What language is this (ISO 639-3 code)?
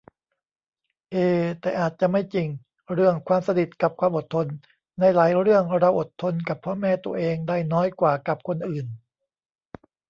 tha